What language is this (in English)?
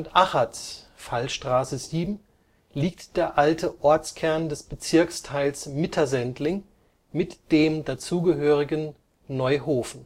German